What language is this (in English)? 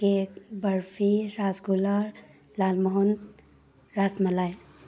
Manipuri